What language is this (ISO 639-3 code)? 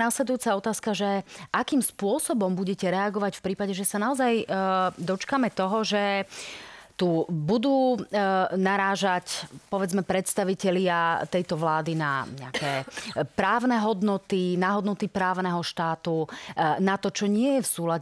slk